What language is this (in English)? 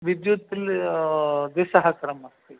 Sanskrit